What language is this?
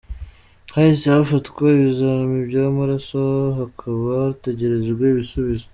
Kinyarwanda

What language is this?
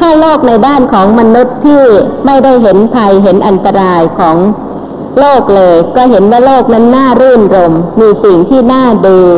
Thai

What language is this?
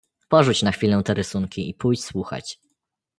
Polish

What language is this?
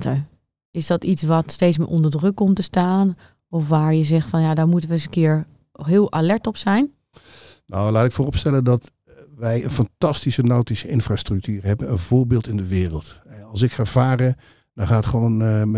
Dutch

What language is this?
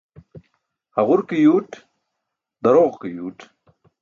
Burushaski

